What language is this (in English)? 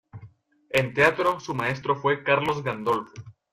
Spanish